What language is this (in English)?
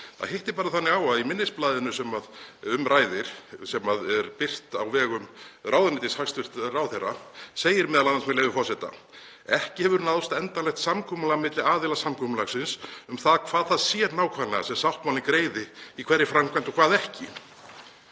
Icelandic